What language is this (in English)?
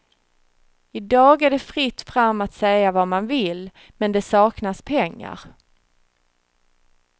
Swedish